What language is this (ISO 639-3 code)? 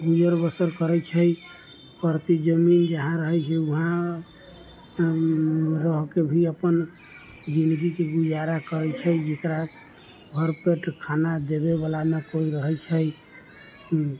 mai